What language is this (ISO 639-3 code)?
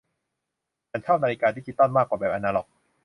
tha